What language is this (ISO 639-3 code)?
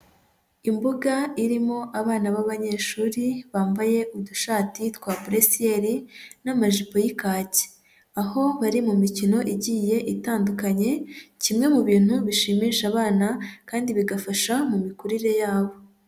kin